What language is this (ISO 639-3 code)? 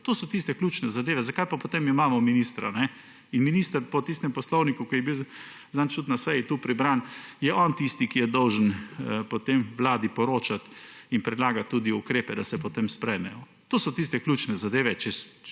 slv